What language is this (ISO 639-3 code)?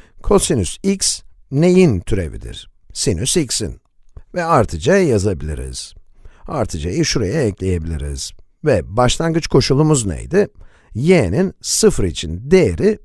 tur